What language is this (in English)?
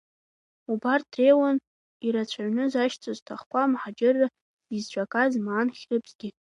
Abkhazian